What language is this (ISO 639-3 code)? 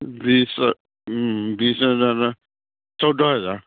asm